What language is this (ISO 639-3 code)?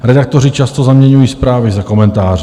ces